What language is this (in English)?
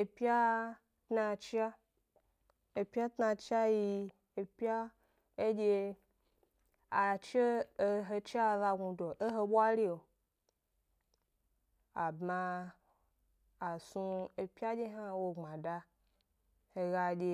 Gbari